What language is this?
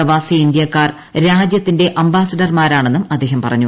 Malayalam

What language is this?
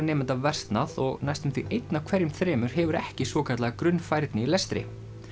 Icelandic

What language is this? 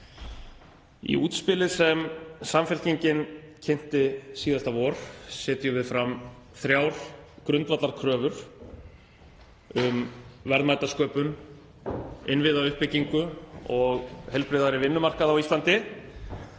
Icelandic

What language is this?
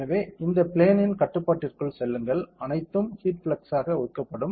Tamil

